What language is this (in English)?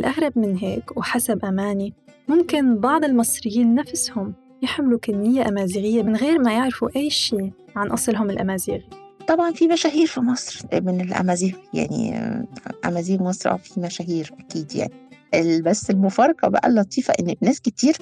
Arabic